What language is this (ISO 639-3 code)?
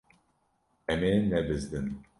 kur